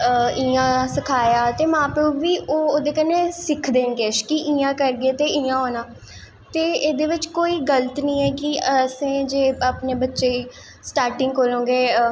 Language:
Dogri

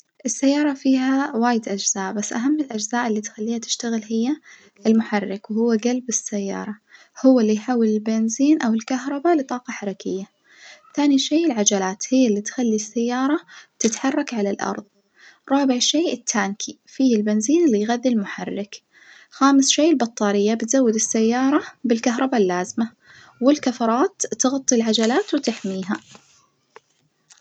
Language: Najdi Arabic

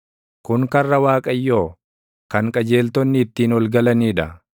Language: Oromo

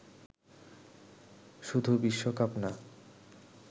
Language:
Bangla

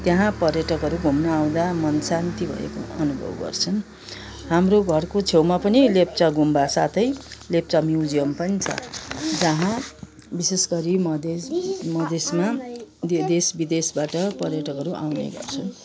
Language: Nepali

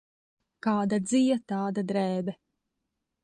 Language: Latvian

